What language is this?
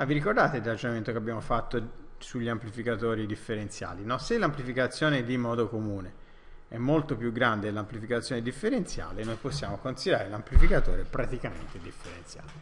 Italian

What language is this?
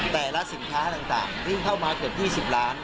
Thai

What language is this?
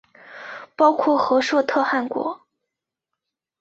Chinese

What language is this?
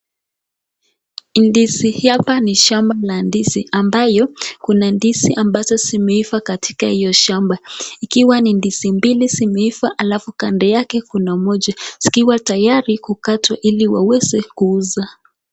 Swahili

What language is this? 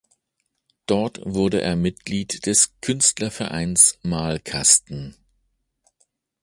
German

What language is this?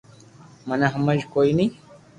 Loarki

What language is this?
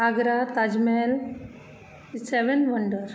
Konkani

